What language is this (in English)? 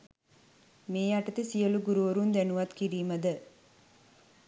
Sinhala